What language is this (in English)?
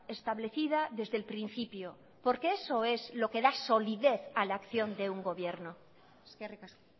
Spanish